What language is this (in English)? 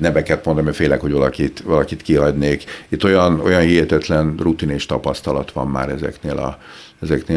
Hungarian